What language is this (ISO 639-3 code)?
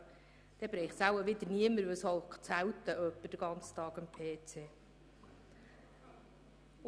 gsw